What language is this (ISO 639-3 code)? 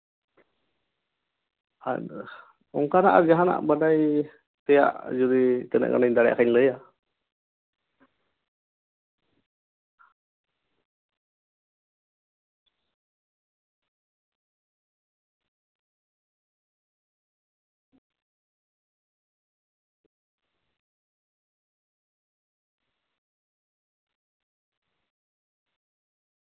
sat